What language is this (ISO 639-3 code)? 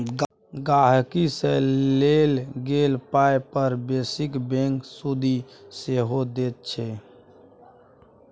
mai